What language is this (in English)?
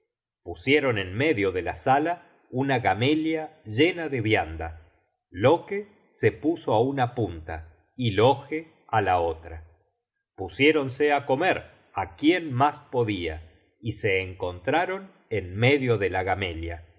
Spanish